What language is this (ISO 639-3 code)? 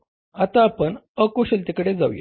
mar